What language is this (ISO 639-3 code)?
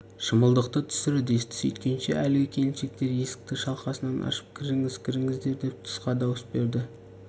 kaz